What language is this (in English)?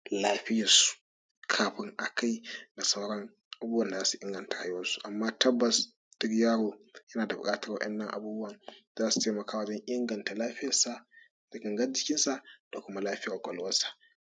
Hausa